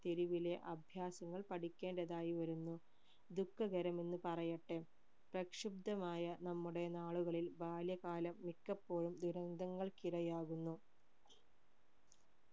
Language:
Malayalam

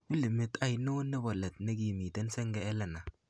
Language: Kalenjin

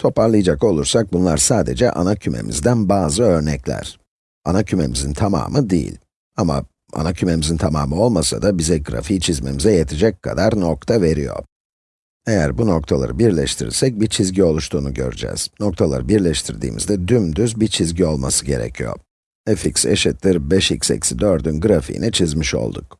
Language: Turkish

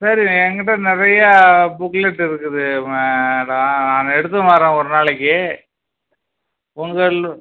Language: Tamil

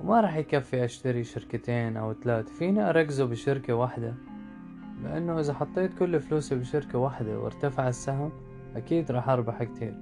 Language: Arabic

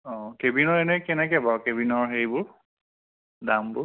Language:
Assamese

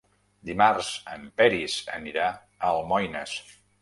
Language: Catalan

